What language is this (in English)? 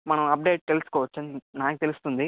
Telugu